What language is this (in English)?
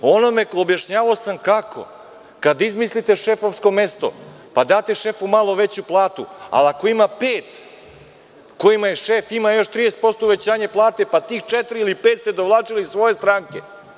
Serbian